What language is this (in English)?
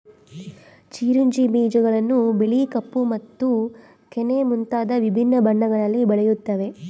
Kannada